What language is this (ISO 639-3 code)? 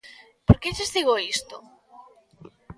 glg